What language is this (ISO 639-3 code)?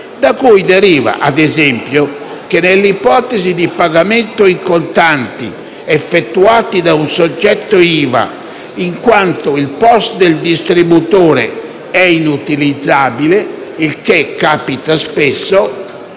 ita